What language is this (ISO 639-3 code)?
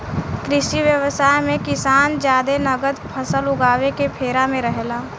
bho